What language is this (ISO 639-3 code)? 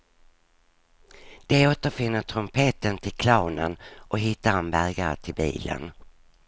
swe